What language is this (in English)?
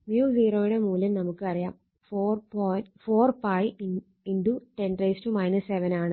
Malayalam